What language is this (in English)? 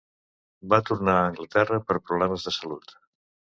Catalan